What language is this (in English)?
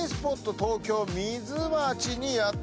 Japanese